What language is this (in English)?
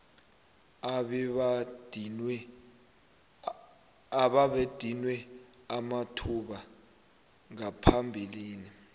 South Ndebele